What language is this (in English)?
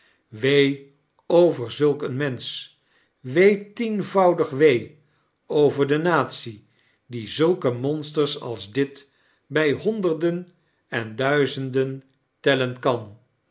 Dutch